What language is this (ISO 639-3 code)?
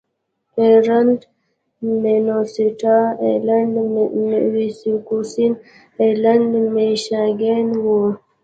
pus